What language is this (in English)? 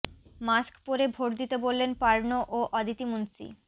Bangla